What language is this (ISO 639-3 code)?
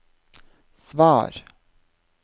nor